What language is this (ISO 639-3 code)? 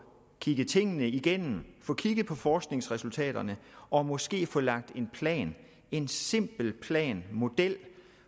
dan